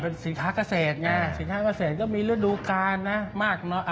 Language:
Thai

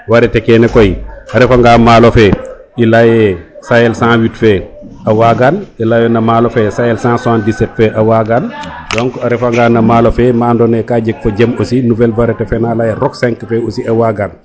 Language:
Serer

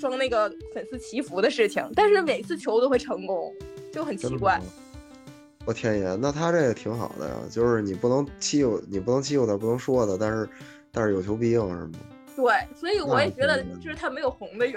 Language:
Chinese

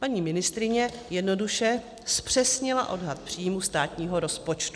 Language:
Czech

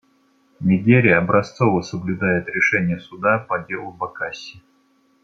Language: Russian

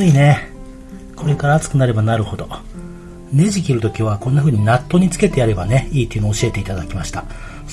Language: Japanese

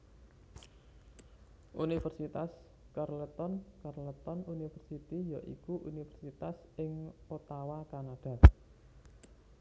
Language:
Javanese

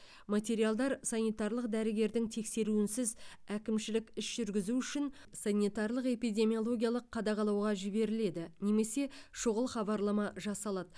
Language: Kazakh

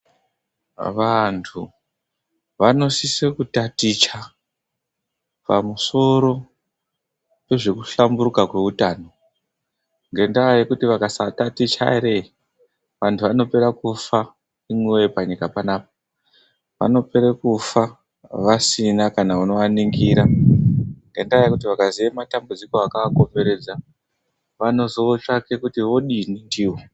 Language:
Ndau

